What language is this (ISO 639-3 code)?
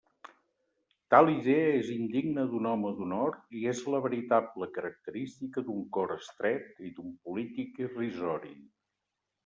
cat